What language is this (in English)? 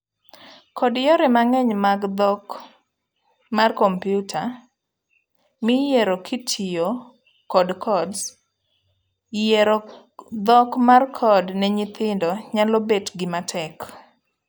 Luo (Kenya and Tanzania)